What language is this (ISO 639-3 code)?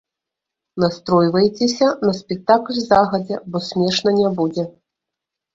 bel